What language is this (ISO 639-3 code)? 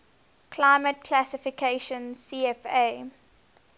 eng